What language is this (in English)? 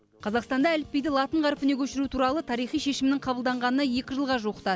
Kazakh